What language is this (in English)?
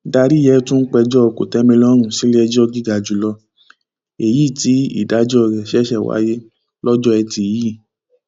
Yoruba